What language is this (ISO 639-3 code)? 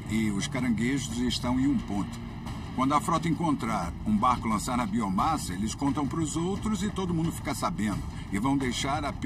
por